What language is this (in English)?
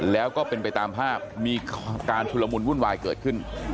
Thai